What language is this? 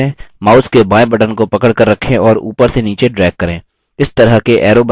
Hindi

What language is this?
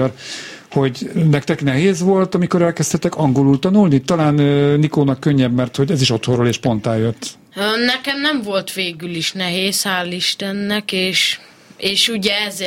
Hungarian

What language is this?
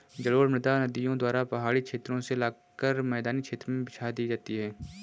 Hindi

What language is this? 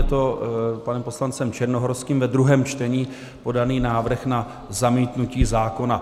Czech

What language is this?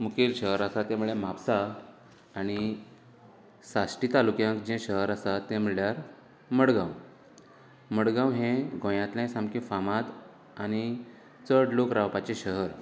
Konkani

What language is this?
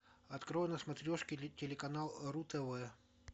Russian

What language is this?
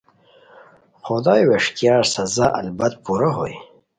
Khowar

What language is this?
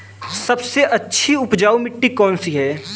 Hindi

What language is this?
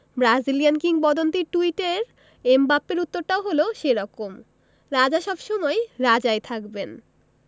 Bangla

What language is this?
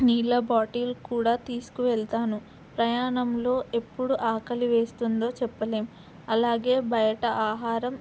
Telugu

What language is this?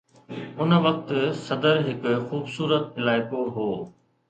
Sindhi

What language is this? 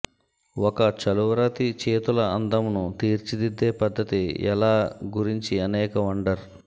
Telugu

